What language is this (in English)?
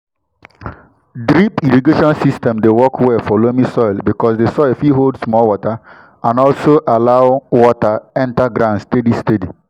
Nigerian Pidgin